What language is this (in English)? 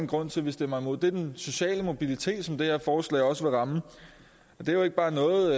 Danish